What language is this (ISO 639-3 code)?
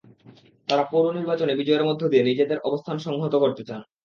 ben